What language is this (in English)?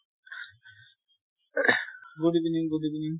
Assamese